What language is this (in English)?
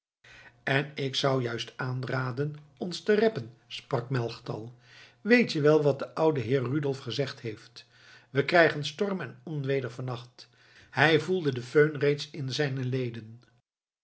Dutch